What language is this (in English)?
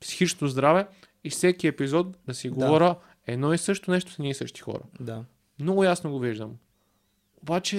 Bulgarian